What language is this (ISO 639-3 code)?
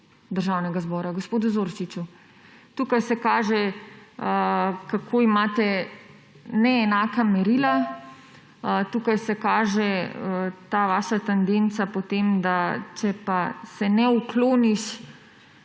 slv